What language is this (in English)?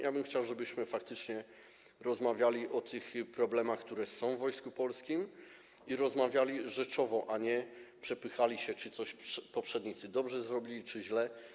Polish